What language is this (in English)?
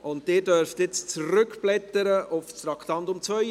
Swiss German